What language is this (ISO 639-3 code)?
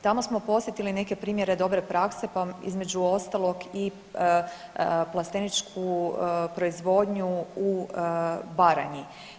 hrv